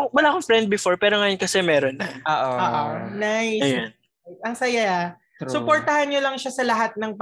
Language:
Filipino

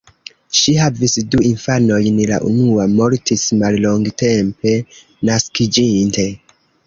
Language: Esperanto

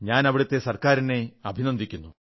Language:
Malayalam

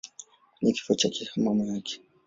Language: Swahili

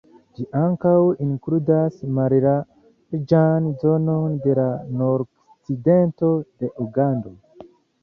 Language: Esperanto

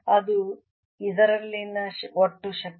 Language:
Kannada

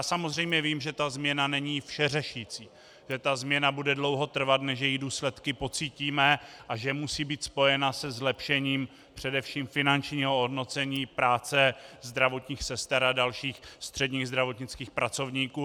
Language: Czech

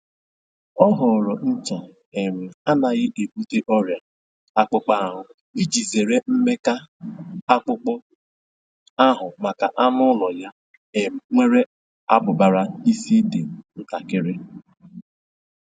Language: Igbo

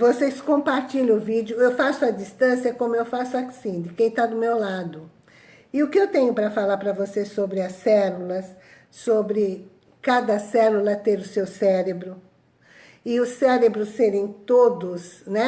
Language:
Portuguese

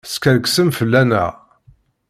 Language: Kabyle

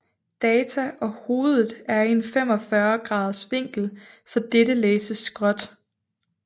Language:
Danish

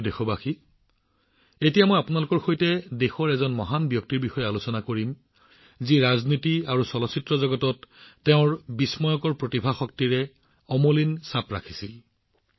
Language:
Assamese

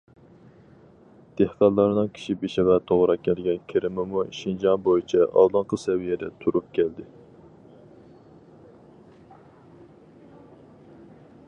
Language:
Uyghur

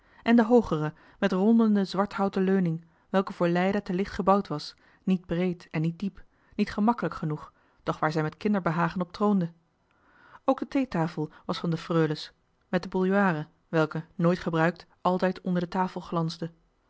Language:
Dutch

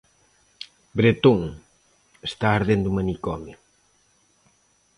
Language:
Galician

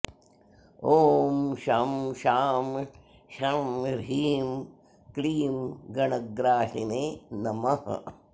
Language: Sanskrit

